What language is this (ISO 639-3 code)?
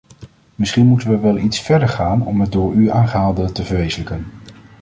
nld